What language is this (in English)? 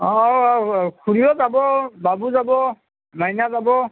Assamese